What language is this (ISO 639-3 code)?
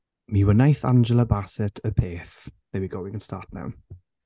cym